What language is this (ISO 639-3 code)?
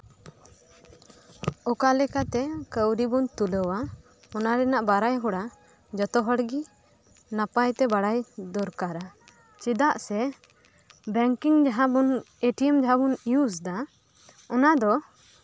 sat